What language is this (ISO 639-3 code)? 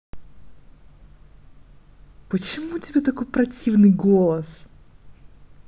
rus